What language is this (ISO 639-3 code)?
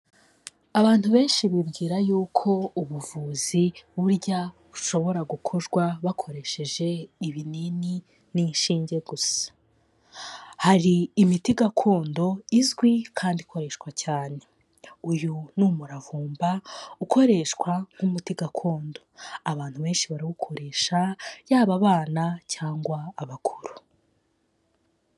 kin